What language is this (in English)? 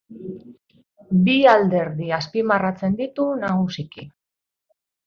Basque